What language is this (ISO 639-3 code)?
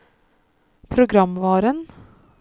nor